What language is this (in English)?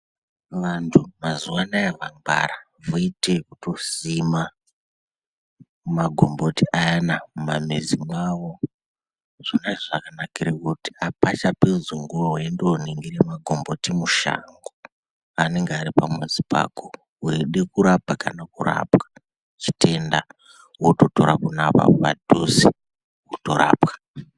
Ndau